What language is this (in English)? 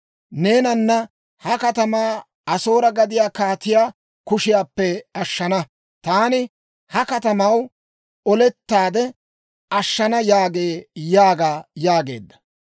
Dawro